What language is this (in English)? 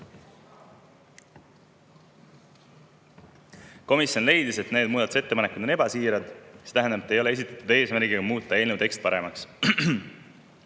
Estonian